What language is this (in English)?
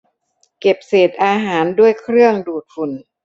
Thai